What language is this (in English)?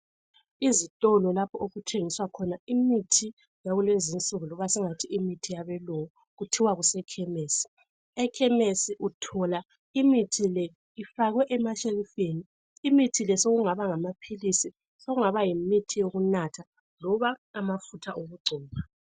North Ndebele